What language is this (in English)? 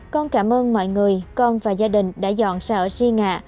Vietnamese